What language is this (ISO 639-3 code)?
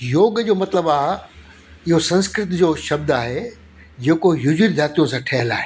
snd